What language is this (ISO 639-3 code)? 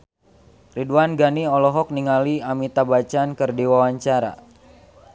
sun